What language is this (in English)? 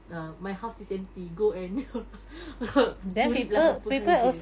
English